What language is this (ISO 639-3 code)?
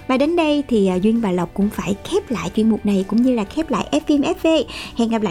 vie